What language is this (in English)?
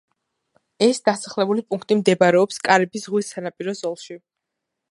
Georgian